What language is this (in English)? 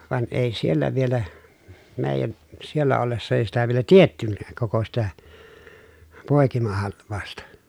Finnish